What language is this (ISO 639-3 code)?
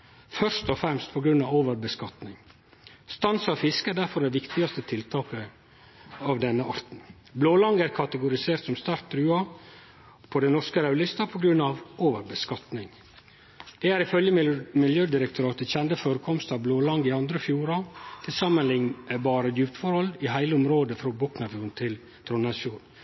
nno